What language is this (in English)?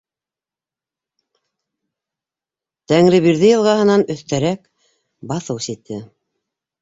Bashkir